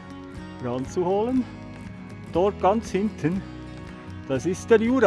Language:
German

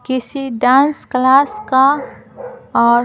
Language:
Hindi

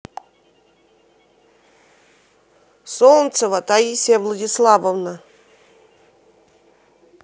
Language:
Russian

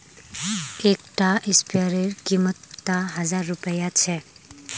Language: Magahi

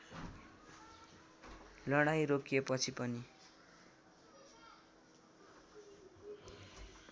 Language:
Nepali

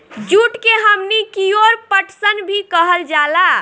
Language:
Bhojpuri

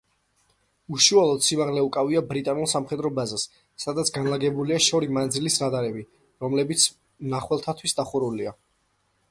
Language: Georgian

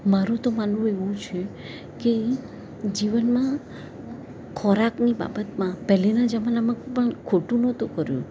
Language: Gujarati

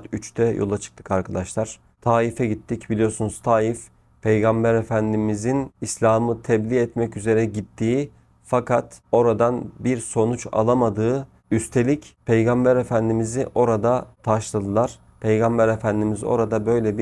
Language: Turkish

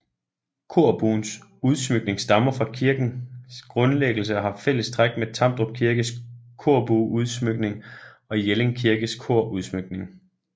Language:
Danish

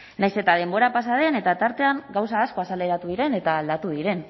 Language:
Basque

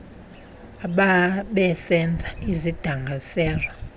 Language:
Xhosa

